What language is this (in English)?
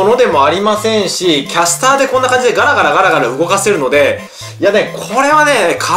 Japanese